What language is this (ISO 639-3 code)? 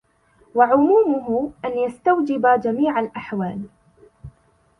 ara